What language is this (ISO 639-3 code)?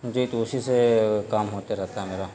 urd